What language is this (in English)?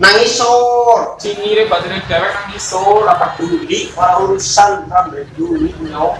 Indonesian